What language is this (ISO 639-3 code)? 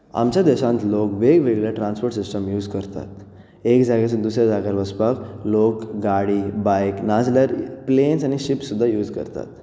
kok